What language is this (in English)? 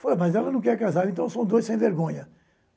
Portuguese